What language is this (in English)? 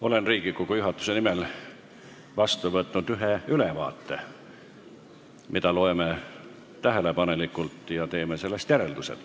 Estonian